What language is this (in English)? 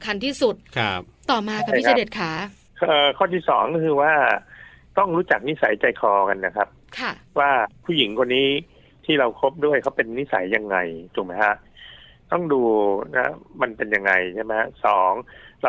Thai